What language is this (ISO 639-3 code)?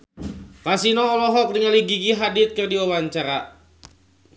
sun